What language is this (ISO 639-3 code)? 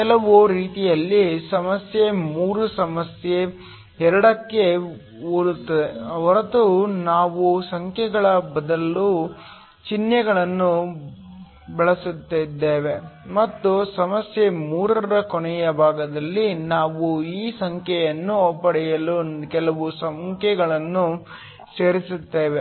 kan